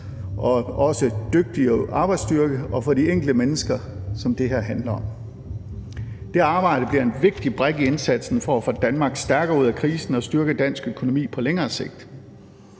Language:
Danish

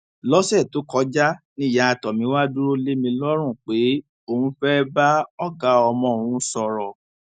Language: Yoruba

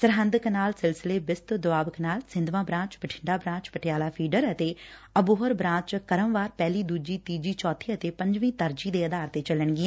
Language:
Punjabi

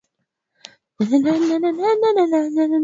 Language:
Swahili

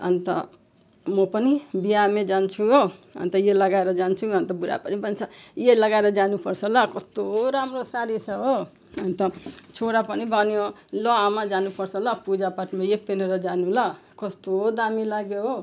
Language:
Nepali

